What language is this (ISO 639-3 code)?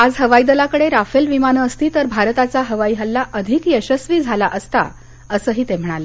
mar